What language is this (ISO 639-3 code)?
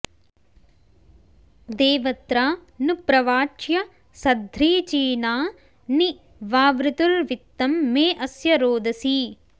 san